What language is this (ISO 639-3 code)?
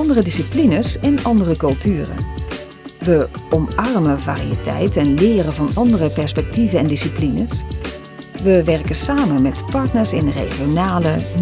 nld